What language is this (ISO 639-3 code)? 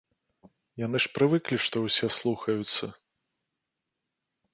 bel